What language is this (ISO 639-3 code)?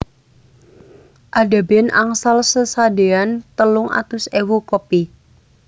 jav